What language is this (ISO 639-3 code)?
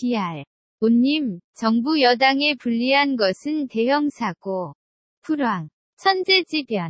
kor